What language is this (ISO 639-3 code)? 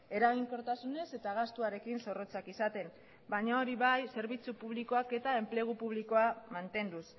eus